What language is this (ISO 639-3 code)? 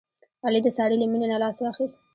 pus